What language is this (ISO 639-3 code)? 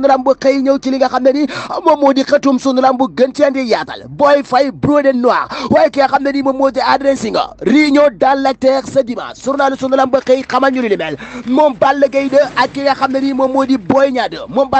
ara